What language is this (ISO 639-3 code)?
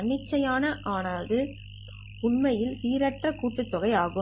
tam